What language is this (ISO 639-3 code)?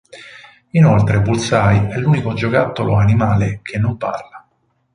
ita